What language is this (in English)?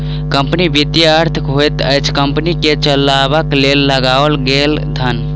Maithili